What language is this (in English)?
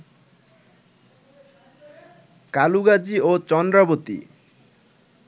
Bangla